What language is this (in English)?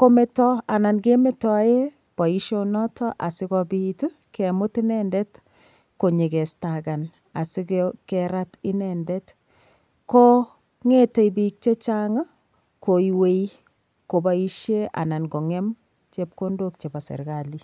Kalenjin